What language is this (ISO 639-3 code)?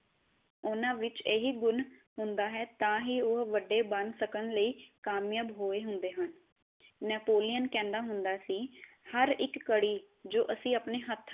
pan